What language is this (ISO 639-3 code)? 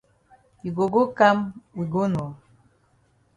wes